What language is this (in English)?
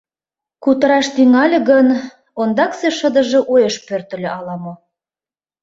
Mari